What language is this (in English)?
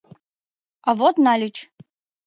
Mari